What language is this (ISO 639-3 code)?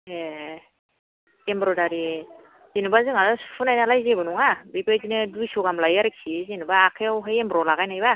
brx